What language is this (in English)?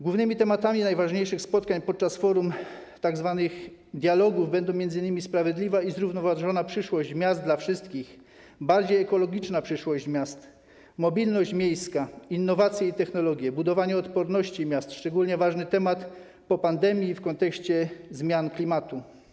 Polish